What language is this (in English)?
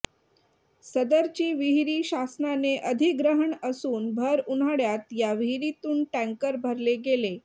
Marathi